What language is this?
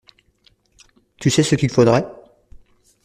French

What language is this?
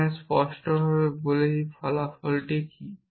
Bangla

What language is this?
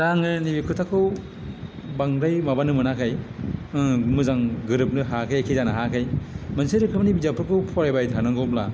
Bodo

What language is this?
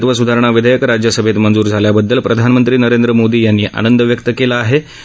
Marathi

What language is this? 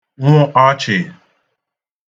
Igbo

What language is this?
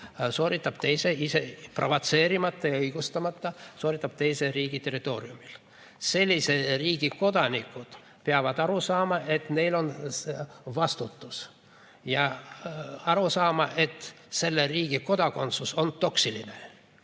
Estonian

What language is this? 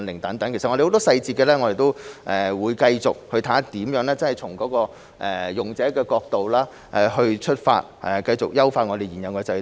Cantonese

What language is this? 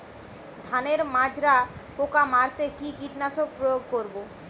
Bangla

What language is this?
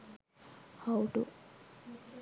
Sinhala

